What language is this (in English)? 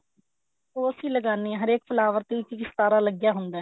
Punjabi